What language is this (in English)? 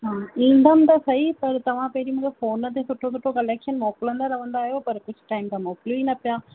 Sindhi